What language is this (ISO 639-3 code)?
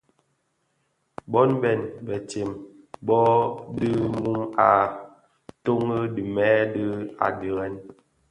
ksf